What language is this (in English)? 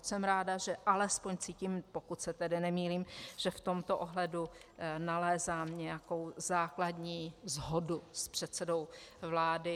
Czech